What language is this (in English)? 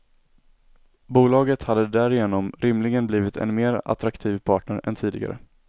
Swedish